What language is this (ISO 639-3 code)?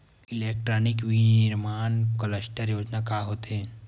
hne